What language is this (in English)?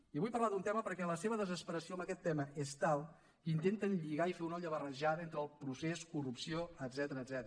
Catalan